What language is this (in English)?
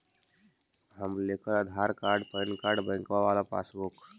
Magahi